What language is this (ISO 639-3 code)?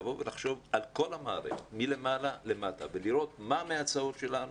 heb